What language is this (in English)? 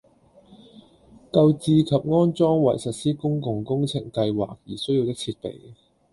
Cantonese